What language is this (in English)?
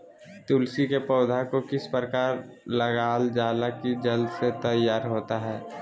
Magahi